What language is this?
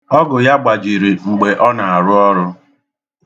Igbo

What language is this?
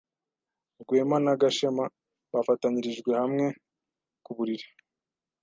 Kinyarwanda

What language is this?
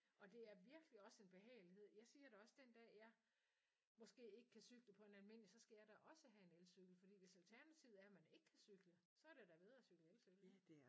Danish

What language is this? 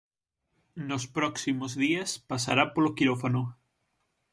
Galician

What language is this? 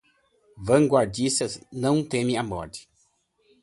Portuguese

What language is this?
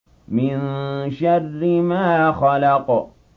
Arabic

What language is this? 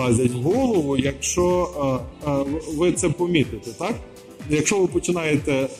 Ukrainian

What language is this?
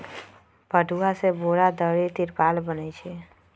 Magahi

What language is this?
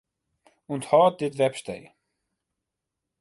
Western Frisian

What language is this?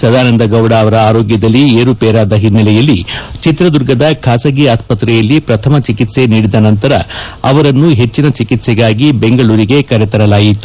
Kannada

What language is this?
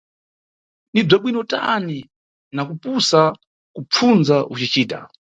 Nyungwe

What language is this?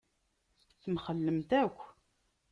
Kabyle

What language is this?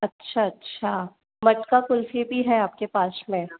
Hindi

